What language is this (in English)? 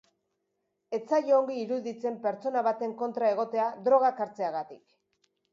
Basque